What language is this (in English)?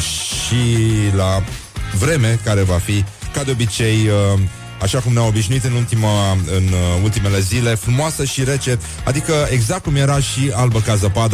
Romanian